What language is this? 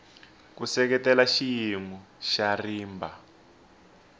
Tsonga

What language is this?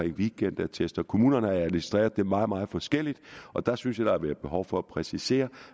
Danish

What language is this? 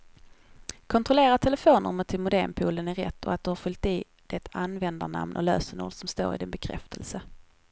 Swedish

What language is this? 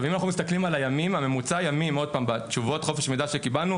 Hebrew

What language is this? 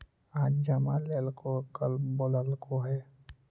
Magahi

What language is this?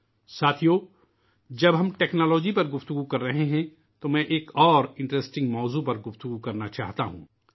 Urdu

